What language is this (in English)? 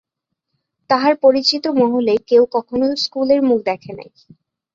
Bangla